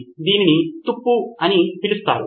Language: Telugu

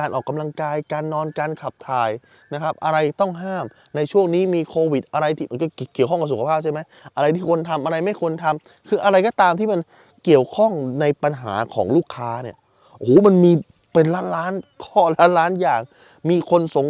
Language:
Thai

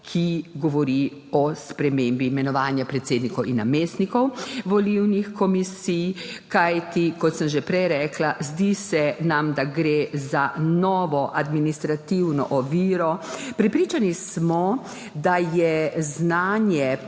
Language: Slovenian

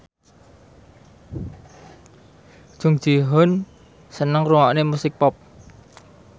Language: Javanese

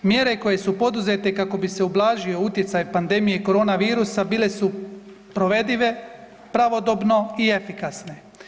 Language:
Croatian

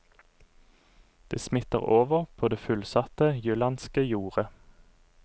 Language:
Norwegian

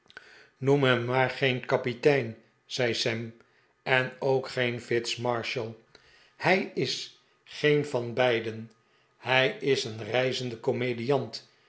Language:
Dutch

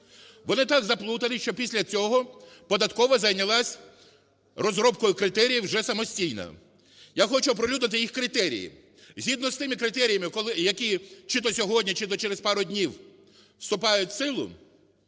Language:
Ukrainian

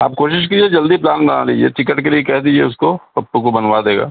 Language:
Urdu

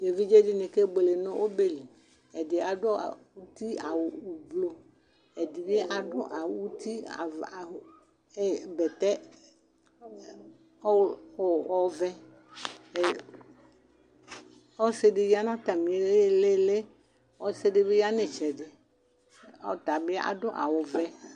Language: Ikposo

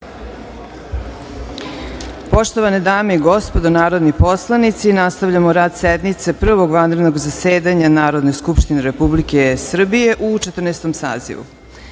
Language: Serbian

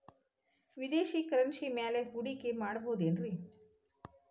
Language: Kannada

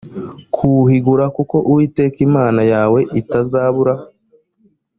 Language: Kinyarwanda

